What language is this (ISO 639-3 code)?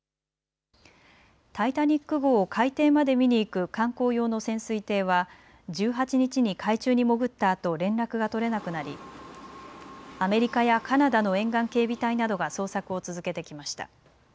jpn